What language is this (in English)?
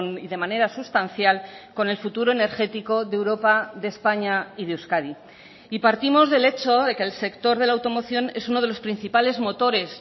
Spanish